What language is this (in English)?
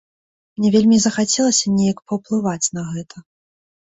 Belarusian